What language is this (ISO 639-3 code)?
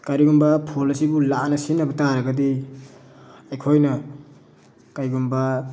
mni